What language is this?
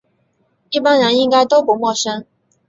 Chinese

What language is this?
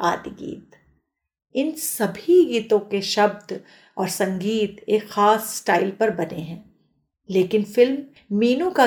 Hindi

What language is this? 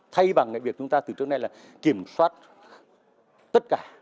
Vietnamese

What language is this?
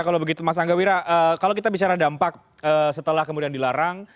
Indonesian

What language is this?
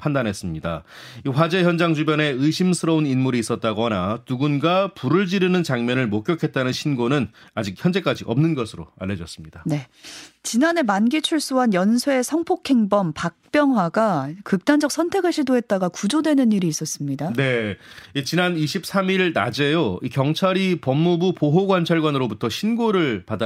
Korean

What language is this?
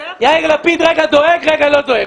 Hebrew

